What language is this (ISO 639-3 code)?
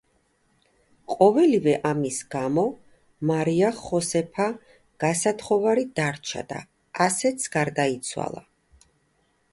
kat